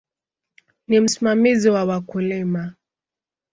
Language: Swahili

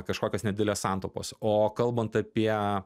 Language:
Lithuanian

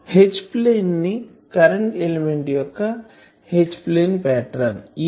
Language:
Telugu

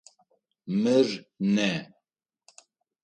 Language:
Adyghe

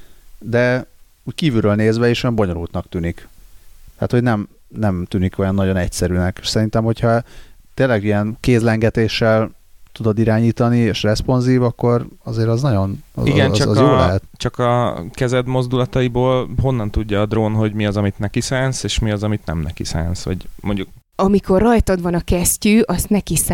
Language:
Hungarian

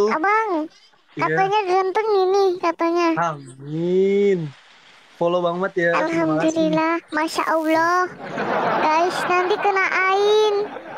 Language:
Indonesian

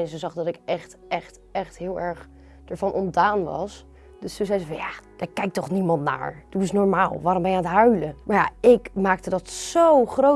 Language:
Dutch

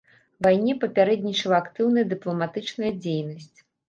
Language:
Belarusian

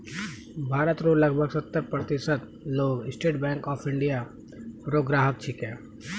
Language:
Maithili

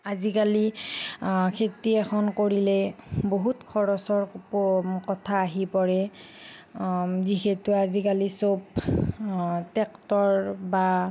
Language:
Assamese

